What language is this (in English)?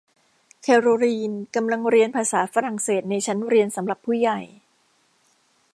Thai